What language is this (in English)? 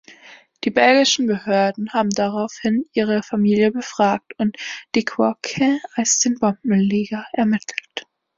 German